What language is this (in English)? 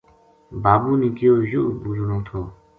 Gujari